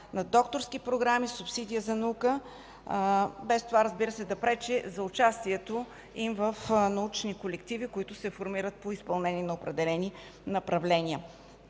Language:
Bulgarian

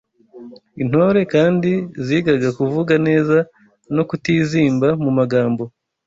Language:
Kinyarwanda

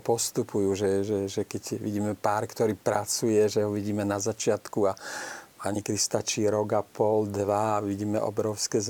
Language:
Slovak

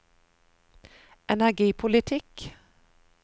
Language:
Norwegian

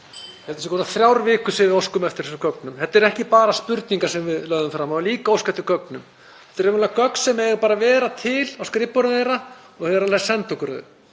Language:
Icelandic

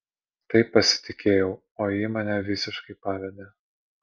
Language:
Lithuanian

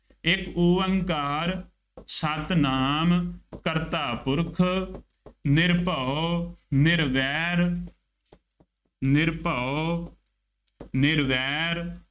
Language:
Punjabi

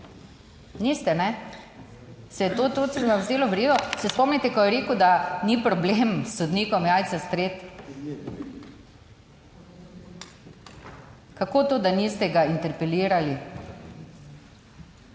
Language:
Slovenian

